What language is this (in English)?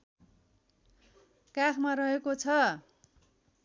Nepali